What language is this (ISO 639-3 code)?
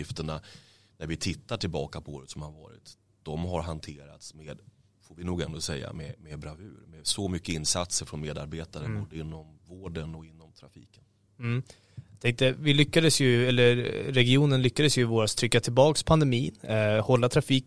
swe